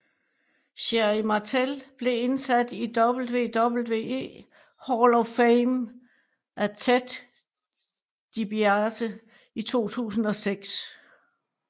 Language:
Danish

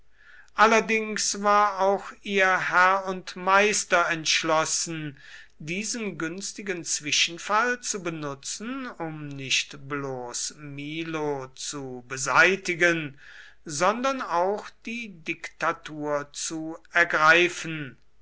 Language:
German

